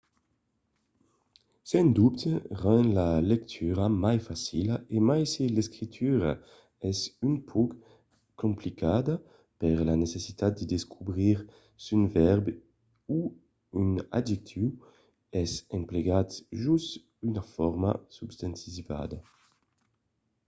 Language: Occitan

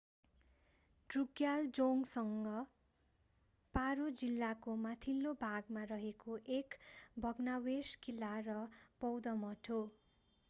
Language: Nepali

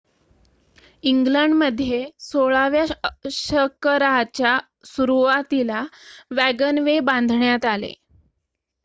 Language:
Marathi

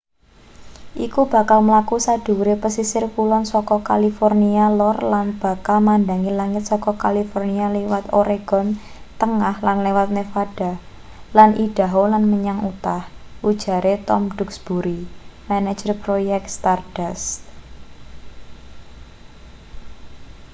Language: Javanese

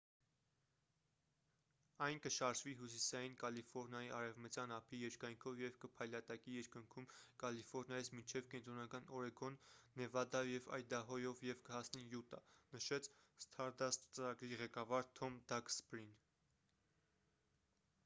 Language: Armenian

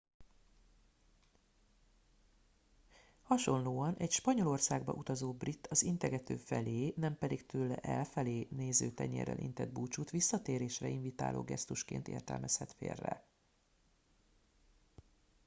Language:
Hungarian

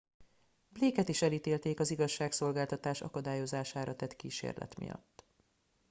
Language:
Hungarian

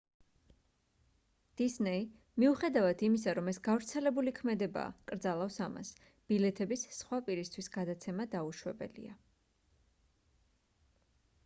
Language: Georgian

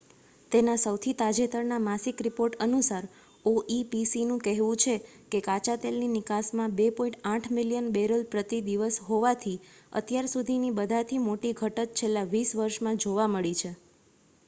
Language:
Gujarati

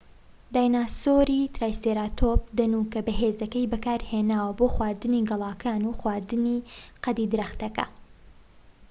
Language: Central Kurdish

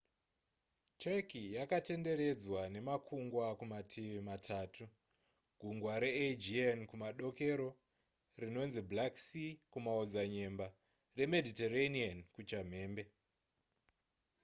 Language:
Shona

